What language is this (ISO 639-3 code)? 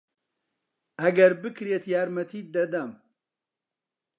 ckb